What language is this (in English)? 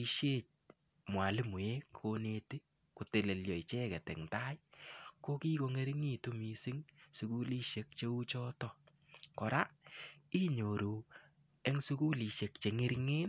Kalenjin